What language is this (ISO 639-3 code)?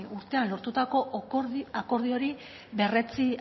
eus